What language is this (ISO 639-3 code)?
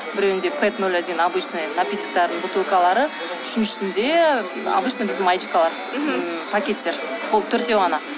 kaz